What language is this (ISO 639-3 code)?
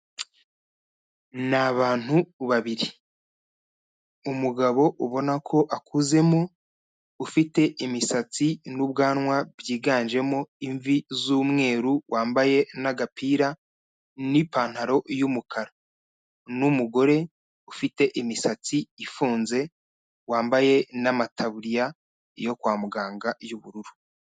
kin